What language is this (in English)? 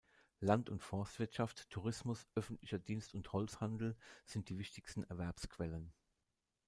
German